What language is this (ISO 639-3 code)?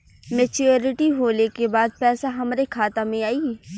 bho